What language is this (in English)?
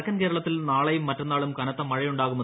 Malayalam